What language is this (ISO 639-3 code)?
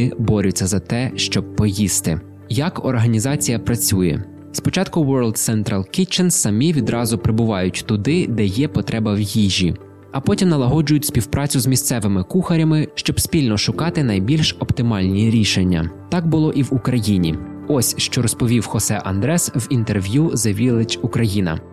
ukr